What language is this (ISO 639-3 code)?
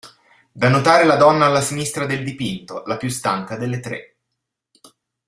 ita